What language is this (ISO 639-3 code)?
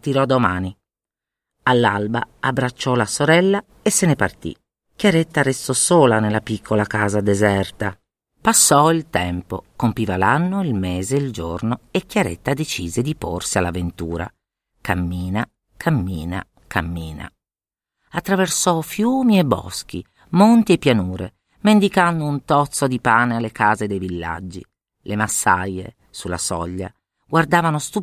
ita